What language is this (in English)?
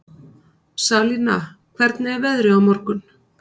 Icelandic